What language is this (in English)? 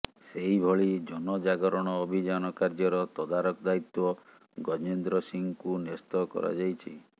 Odia